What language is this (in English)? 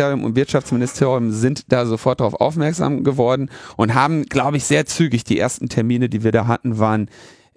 German